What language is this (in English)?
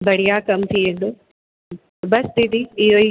Sindhi